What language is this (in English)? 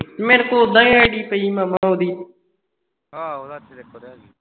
Punjabi